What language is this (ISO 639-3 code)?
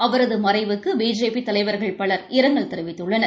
tam